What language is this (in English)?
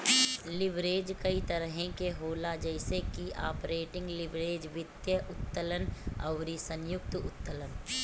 Bhojpuri